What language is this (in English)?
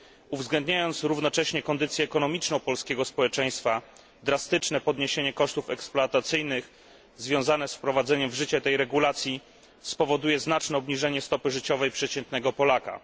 Polish